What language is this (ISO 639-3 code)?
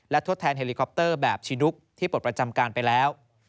tha